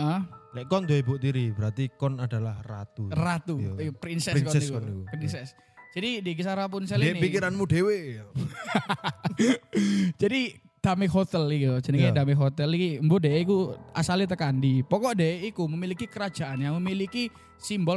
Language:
Indonesian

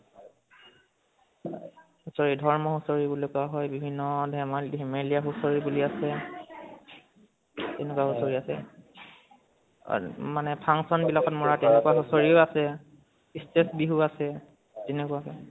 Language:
Assamese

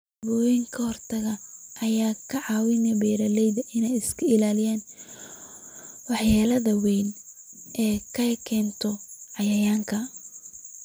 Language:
Somali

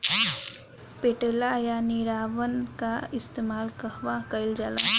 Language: Bhojpuri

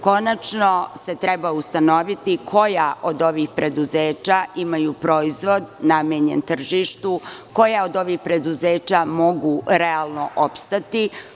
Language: Serbian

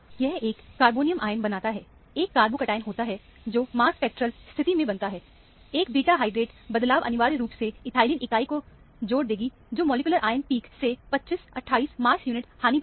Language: Hindi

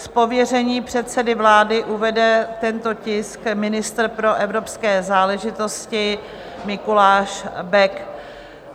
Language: Czech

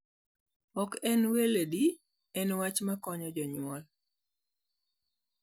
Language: Luo (Kenya and Tanzania)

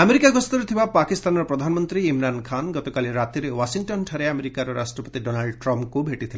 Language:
Odia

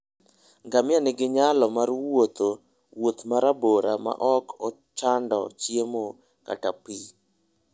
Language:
Luo (Kenya and Tanzania)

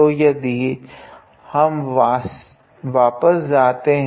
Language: Hindi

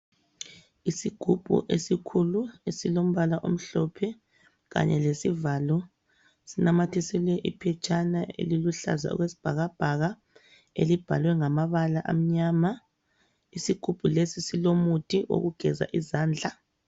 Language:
North Ndebele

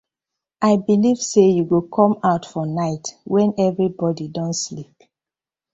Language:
Nigerian Pidgin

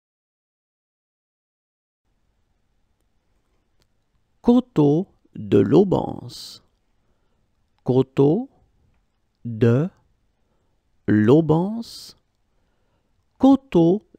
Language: French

